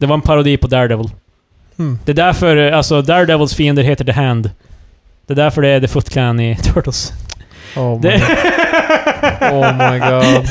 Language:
Swedish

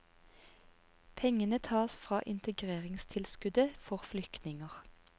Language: Norwegian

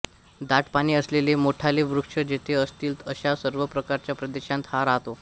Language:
Marathi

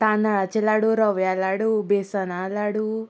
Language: Konkani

